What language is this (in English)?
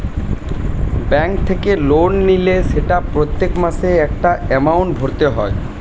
Bangla